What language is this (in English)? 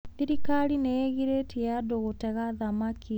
Kikuyu